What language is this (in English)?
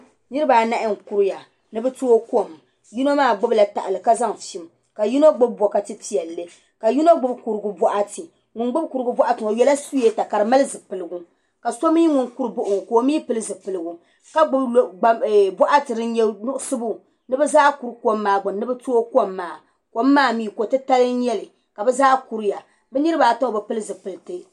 Dagbani